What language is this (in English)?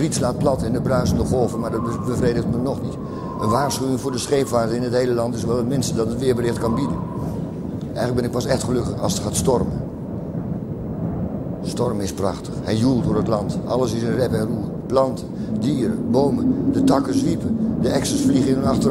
Dutch